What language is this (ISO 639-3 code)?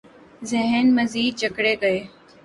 urd